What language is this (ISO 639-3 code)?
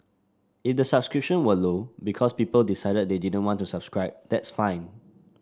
eng